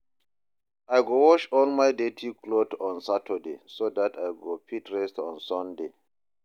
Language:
Nigerian Pidgin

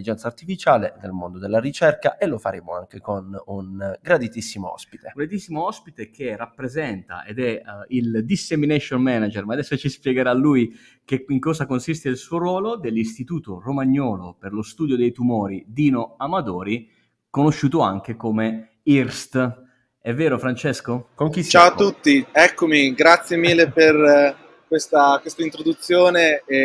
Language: Italian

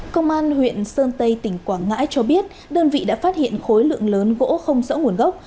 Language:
Vietnamese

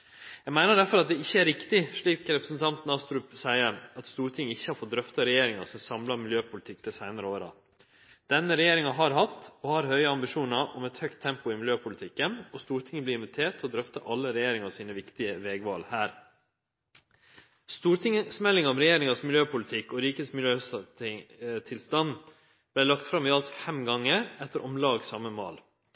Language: Norwegian Nynorsk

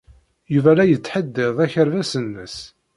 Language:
Kabyle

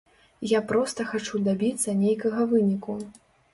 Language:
Belarusian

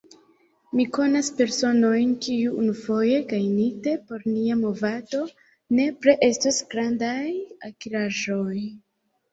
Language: Esperanto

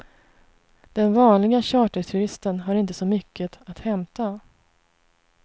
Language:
Swedish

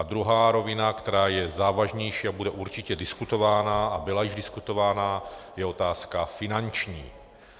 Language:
Czech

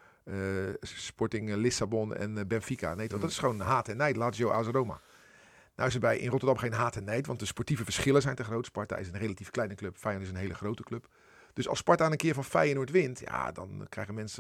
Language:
Dutch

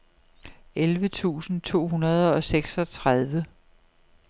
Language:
Danish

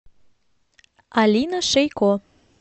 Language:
Russian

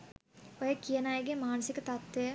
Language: Sinhala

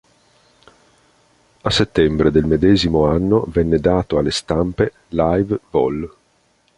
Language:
Italian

